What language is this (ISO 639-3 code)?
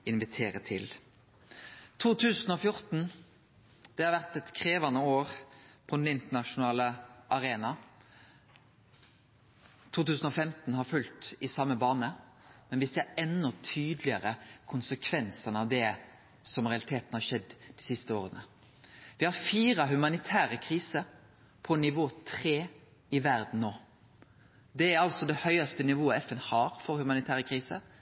nno